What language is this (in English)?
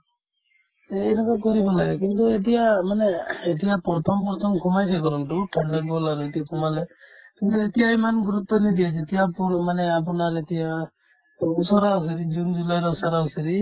Assamese